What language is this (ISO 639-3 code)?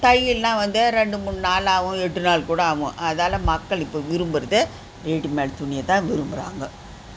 tam